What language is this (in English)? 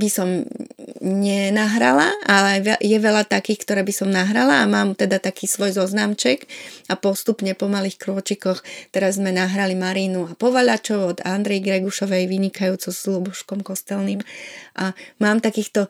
Slovak